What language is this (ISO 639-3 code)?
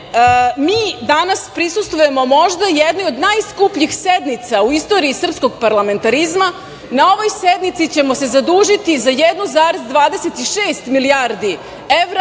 srp